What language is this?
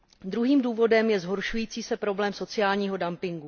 Czech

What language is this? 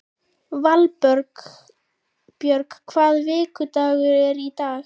Icelandic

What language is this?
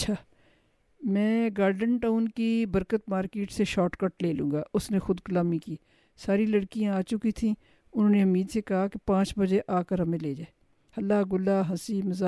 Urdu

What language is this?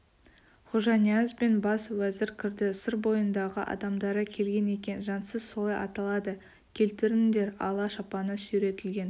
Kazakh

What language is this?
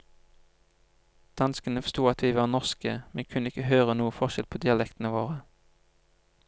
Norwegian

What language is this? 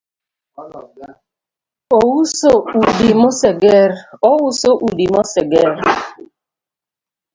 Luo (Kenya and Tanzania)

